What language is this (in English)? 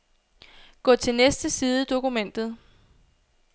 Danish